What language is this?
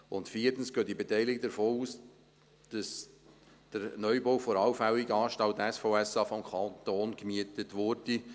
Swiss German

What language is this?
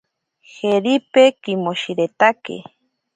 Ashéninka Perené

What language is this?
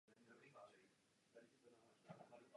Czech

